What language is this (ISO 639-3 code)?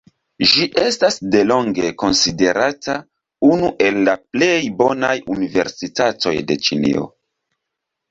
epo